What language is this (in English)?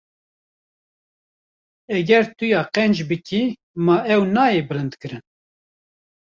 Kurdish